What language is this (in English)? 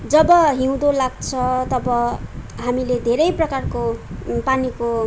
Nepali